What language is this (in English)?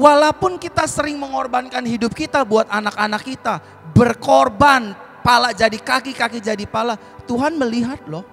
Indonesian